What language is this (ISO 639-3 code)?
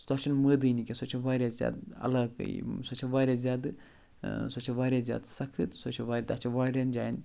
kas